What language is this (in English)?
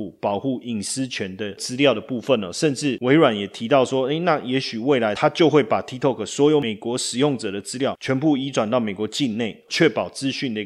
Chinese